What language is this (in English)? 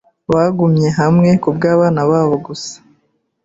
Kinyarwanda